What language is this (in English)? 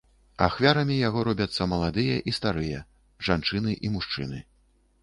Belarusian